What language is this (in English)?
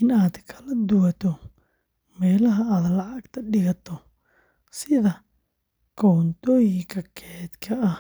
Somali